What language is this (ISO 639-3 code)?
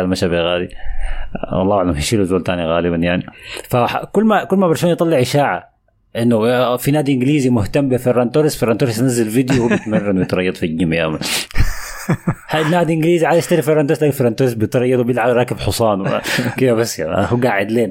ara